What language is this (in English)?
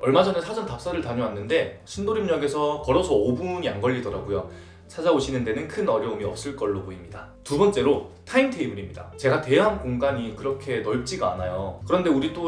Korean